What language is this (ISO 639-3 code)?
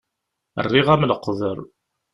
kab